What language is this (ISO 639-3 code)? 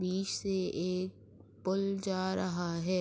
urd